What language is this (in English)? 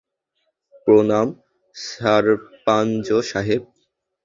Bangla